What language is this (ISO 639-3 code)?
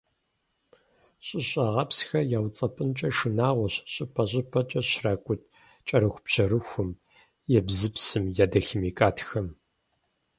kbd